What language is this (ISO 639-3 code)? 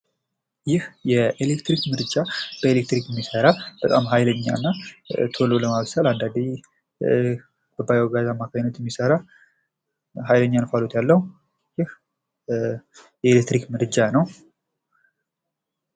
amh